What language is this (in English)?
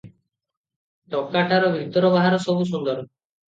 Odia